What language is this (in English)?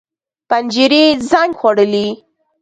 Pashto